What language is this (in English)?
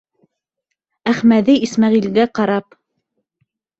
Bashkir